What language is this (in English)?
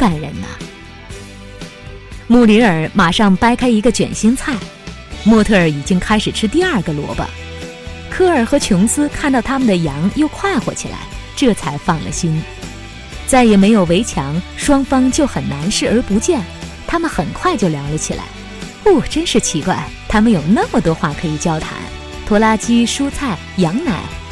Chinese